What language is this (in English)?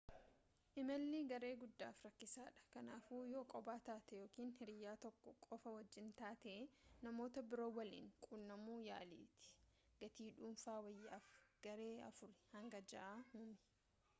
Oromo